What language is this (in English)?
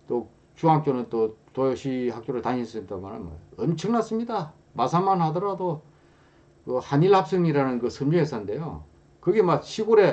Korean